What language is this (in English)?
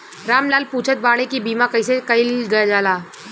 Bhojpuri